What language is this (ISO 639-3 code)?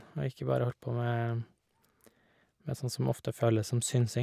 nor